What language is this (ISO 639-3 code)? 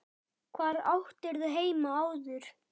isl